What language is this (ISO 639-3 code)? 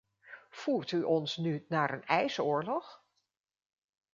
nld